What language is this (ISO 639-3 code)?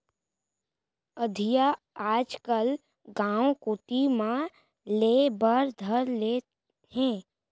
hne